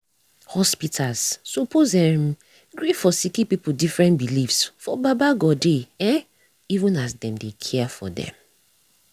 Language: Nigerian Pidgin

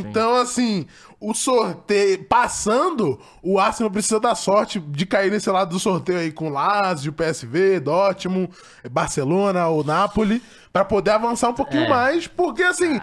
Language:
Portuguese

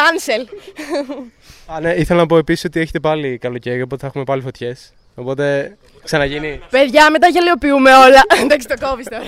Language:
Greek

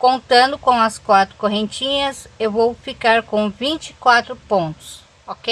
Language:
Portuguese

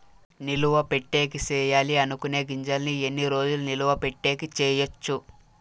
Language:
Telugu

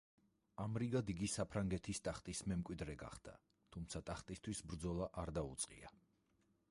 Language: Georgian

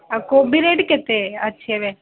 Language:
Odia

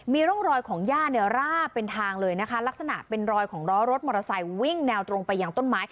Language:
Thai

